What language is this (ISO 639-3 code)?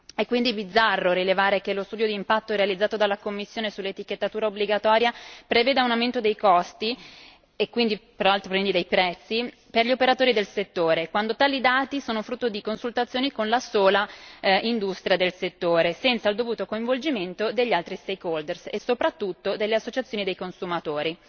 ita